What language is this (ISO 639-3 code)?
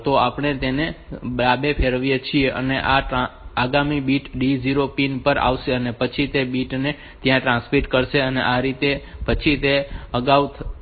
guj